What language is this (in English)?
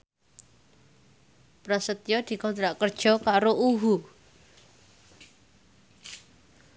Javanese